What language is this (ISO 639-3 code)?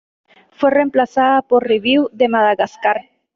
spa